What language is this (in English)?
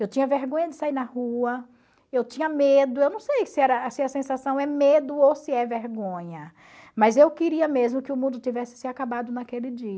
Portuguese